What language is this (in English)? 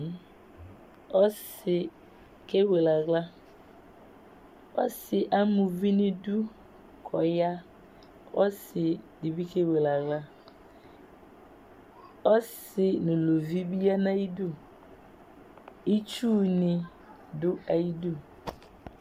Ikposo